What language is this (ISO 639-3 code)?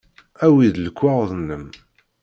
kab